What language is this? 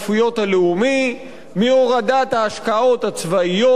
Hebrew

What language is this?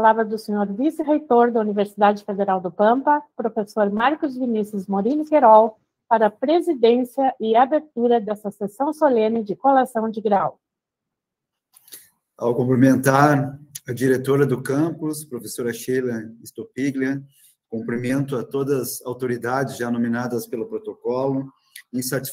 Portuguese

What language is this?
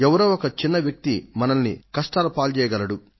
Telugu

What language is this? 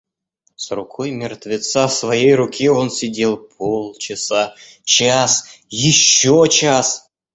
Russian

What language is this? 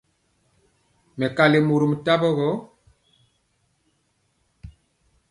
Mpiemo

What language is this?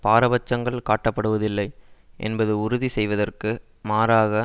Tamil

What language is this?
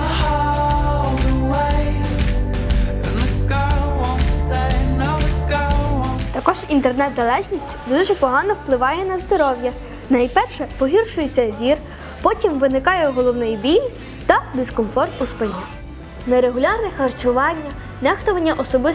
Ukrainian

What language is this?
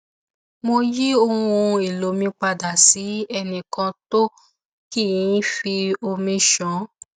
Yoruba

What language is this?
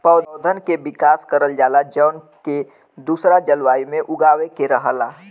Bhojpuri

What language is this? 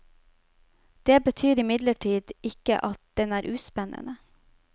Norwegian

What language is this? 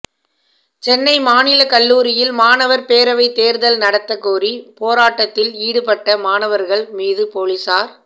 Tamil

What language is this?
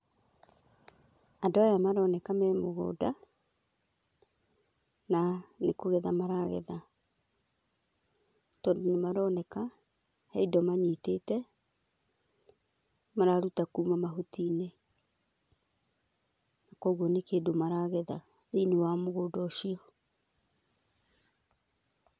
Kikuyu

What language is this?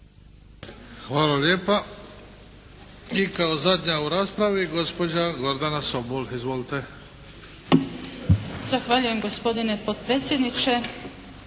Croatian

